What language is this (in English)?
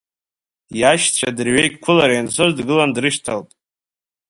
Abkhazian